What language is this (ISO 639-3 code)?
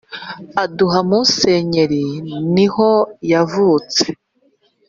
kin